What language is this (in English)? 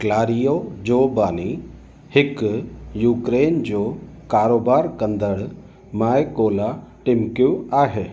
Sindhi